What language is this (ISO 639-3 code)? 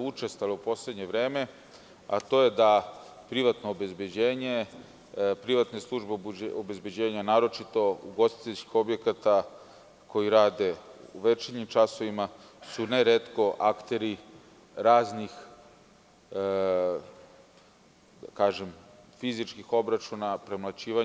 srp